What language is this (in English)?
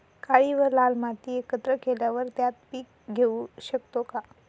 Marathi